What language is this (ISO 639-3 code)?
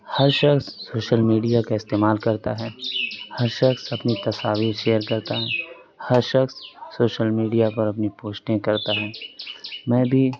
urd